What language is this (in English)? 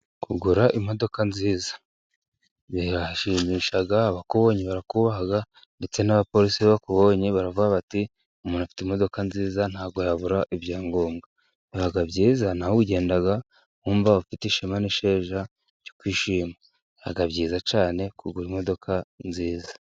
Kinyarwanda